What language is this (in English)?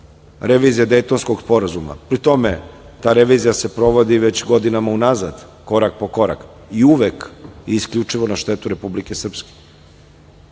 Serbian